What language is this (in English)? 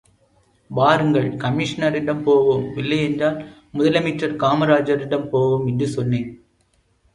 Tamil